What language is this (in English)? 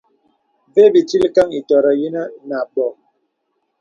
Bebele